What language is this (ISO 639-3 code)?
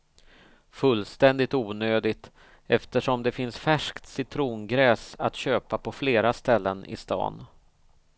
swe